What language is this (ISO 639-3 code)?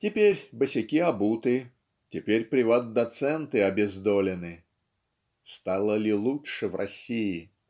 rus